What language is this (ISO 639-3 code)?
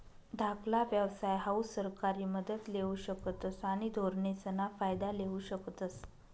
mar